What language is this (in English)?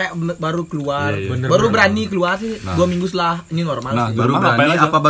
Indonesian